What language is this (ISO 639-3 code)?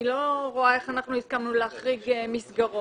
heb